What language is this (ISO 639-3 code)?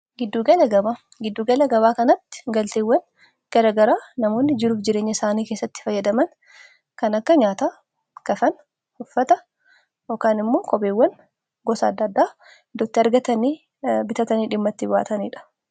orm